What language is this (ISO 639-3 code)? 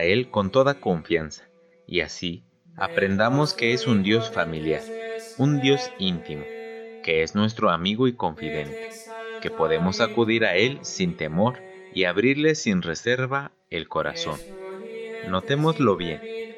spa